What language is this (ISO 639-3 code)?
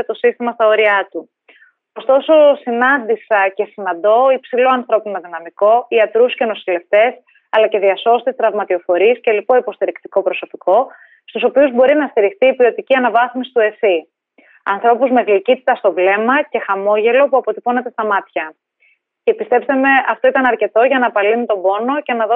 ell